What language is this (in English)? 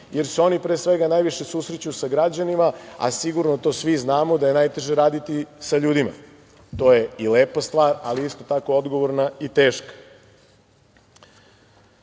Serbian